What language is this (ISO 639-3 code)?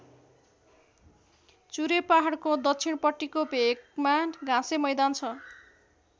nep